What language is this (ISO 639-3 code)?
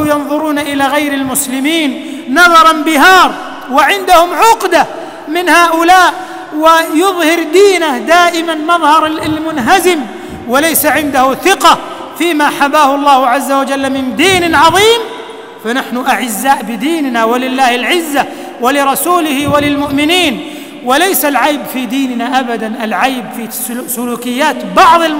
ara